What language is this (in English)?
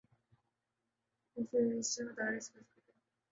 Urdu